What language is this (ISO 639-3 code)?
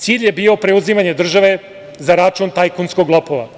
srp